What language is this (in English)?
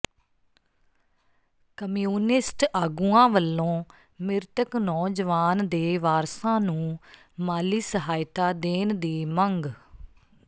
Punjabi